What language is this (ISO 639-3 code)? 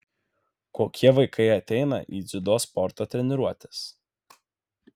lit